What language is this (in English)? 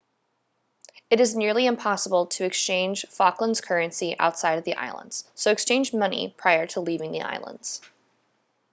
English